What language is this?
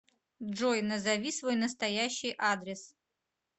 Russian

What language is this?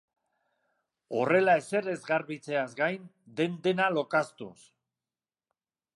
Basque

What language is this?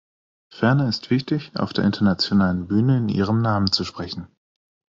German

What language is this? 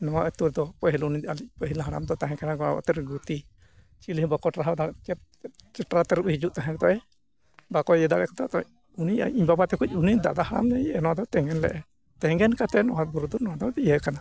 Santali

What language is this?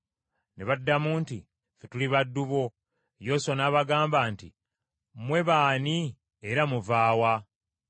Ganda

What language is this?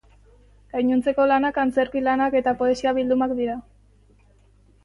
Basque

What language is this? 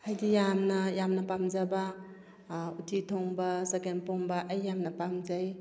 Manipuri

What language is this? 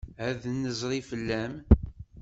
Kabyle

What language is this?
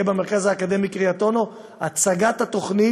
Hebrew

